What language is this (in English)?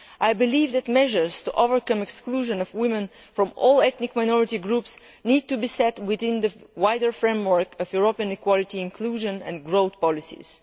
English